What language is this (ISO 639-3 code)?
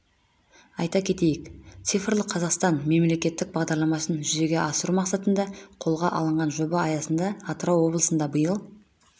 kaz